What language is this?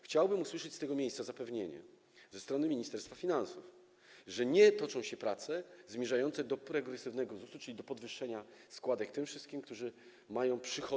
Polish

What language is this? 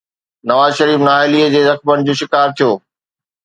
Sindhi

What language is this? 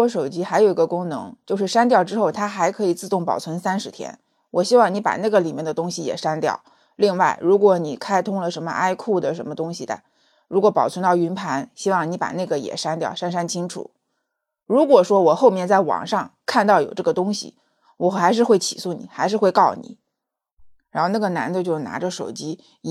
Chinese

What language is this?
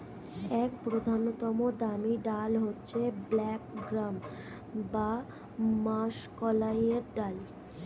Bangla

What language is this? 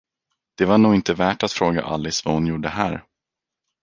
Swedish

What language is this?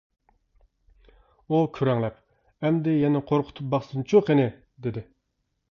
Uyghur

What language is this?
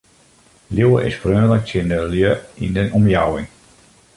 Western Frisian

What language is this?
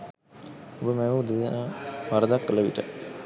Sinhala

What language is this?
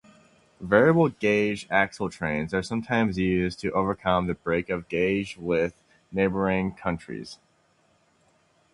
English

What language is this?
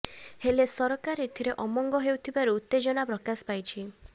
Odia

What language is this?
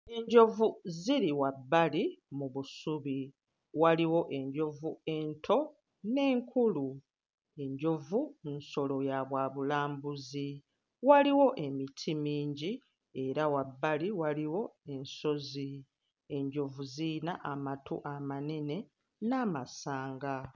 Ganda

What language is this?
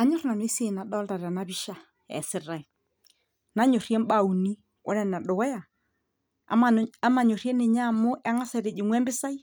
Masai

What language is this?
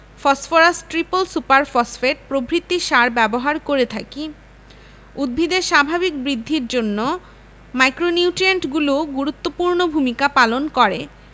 Bangla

